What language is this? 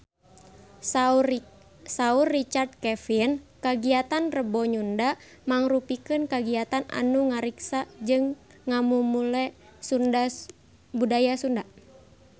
Sundanese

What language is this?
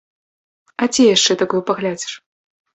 Belarusian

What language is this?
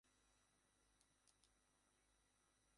Bangla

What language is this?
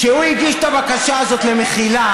Hebrew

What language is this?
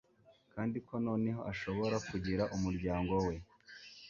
Kinyarwanda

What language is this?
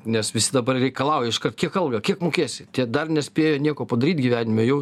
Lithuanian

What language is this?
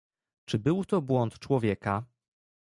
Polish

